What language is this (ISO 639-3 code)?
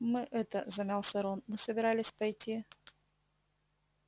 rus